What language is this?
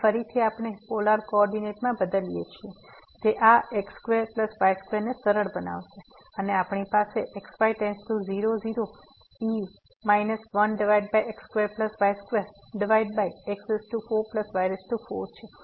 Gujarati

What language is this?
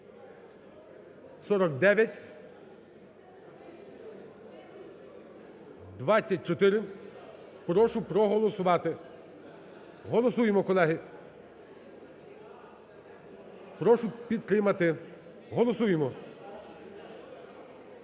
Ukrainian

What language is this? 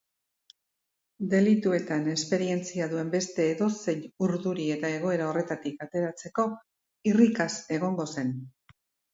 Basque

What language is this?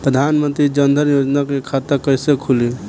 Bhojpuri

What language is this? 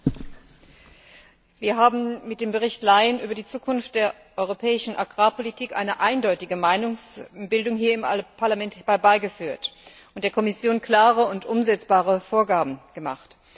German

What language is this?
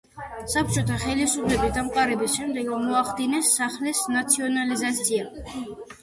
Georgian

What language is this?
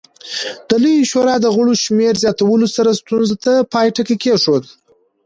Pashto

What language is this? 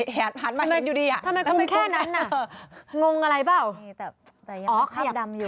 Thai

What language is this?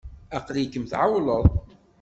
Kabyle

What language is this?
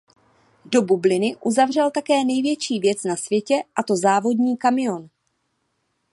Czech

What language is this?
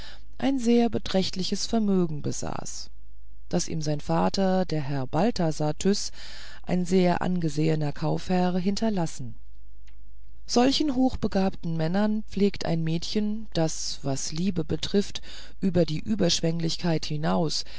German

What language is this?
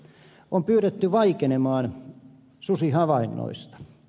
Finnish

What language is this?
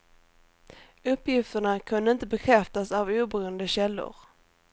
Swedish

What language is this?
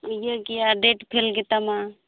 Santali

